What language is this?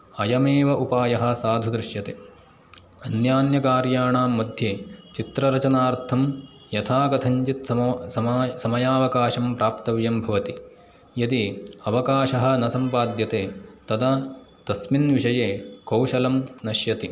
Sanskrit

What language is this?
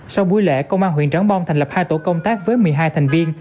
Vietnamese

